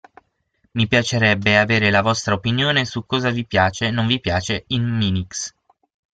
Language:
Italian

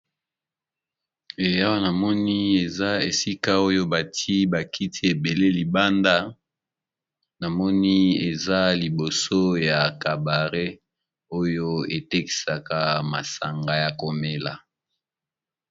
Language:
Lingala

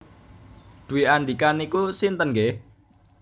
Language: Javanese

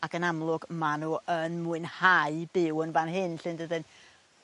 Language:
Welsh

